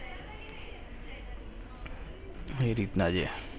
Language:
Gujarati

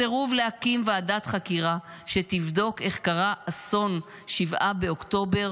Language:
Hebrew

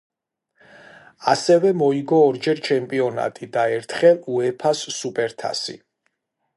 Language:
Georgian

